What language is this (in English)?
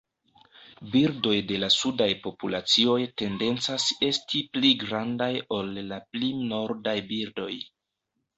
Esperanto